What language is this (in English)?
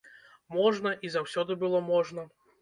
Belarusian